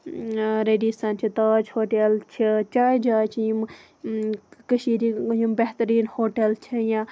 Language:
Kashmiri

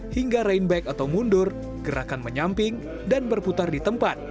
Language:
Indonesian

